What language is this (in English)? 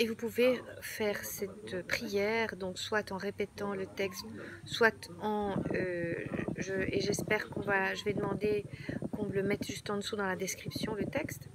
French